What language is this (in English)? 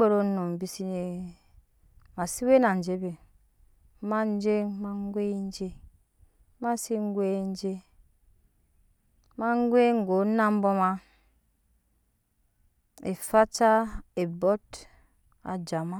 Nyankpa